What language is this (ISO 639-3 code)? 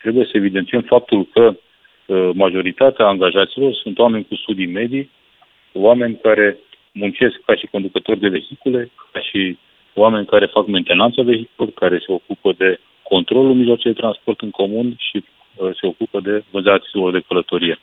ron